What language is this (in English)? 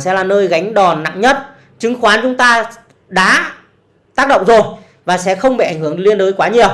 Vietnamese